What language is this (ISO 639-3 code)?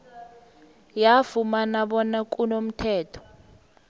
nbl